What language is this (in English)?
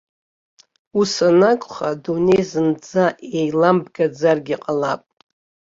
Abkhazian